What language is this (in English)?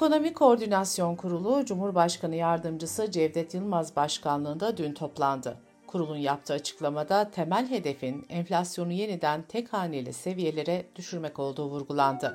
Turkish